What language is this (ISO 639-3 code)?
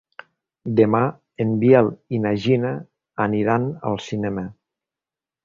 cat